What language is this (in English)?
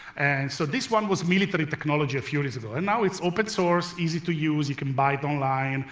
English